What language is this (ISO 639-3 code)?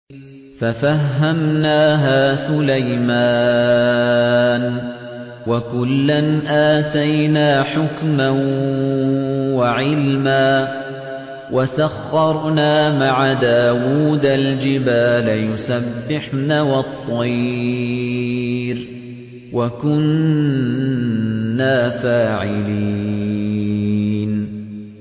ara